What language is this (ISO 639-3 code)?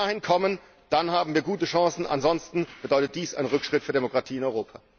deu